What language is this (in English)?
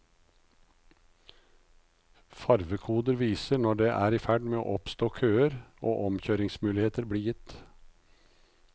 Norwegian